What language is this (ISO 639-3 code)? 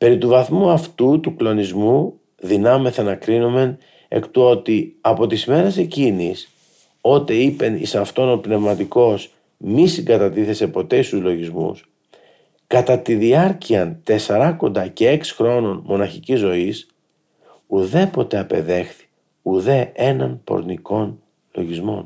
ell